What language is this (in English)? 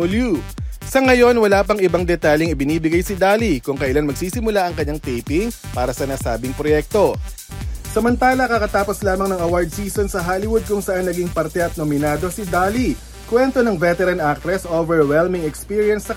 Filipino